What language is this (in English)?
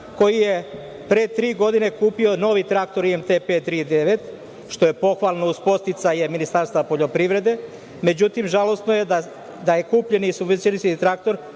Serbian